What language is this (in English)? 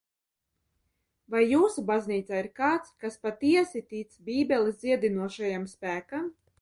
Latvian